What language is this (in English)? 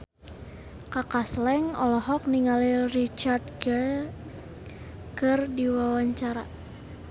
Sundanese